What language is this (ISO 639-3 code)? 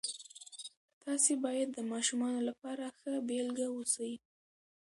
pus